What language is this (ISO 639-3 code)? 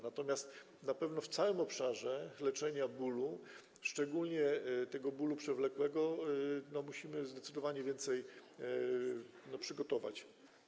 pol